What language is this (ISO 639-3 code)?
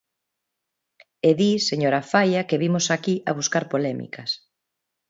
glg